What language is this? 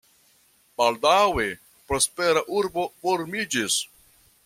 Esperanto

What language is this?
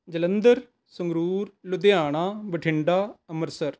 Punjabi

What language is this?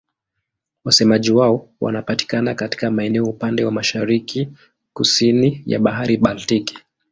Swahili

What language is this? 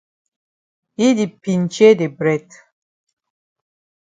Cameroon Pidgin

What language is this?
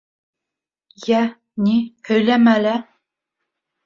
Bashkir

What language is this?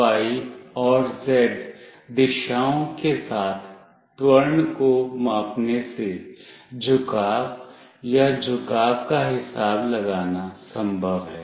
Hindi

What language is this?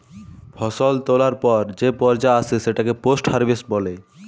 Bangla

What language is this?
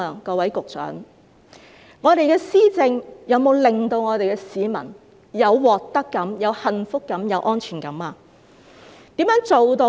Cantonese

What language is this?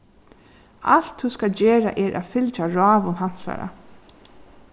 Faroese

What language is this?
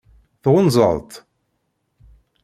Kabyle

